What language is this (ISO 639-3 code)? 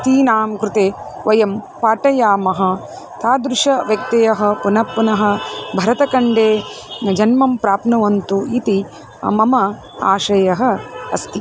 san